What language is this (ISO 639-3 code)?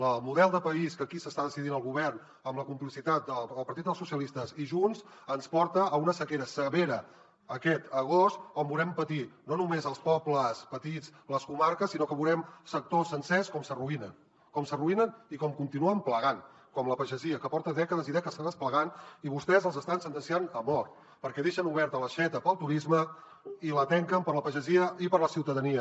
cat